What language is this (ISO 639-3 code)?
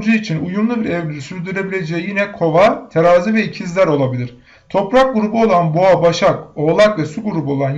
tur